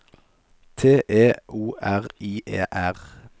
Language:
Norwegian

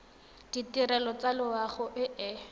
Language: Tswana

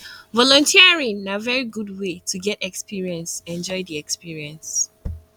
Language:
Nigerian Pidgin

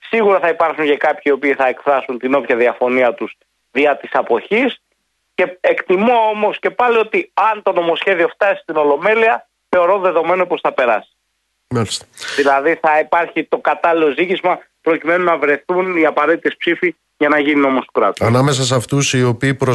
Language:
Greek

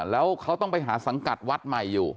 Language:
Thai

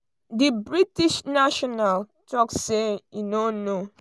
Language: Nigerian Pidgin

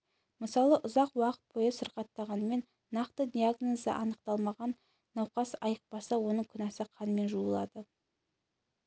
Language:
Kazakh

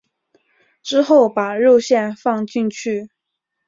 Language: Chinese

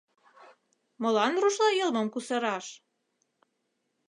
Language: Mari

